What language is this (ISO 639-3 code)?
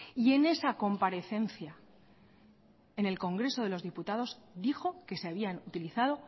spa